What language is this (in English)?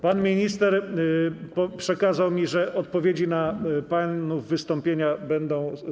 Polish